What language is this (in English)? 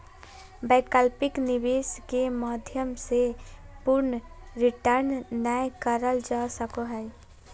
Magahi